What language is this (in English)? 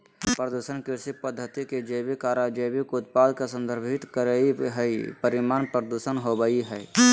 Magahi